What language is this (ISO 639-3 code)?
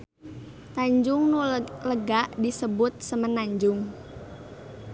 sun